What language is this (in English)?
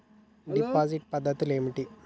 Telugu